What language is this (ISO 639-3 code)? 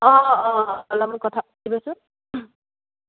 asm